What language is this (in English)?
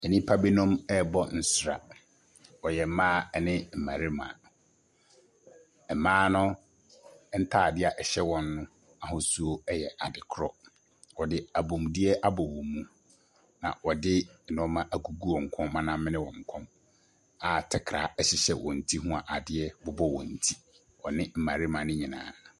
Akan